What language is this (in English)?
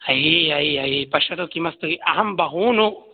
Sanskrit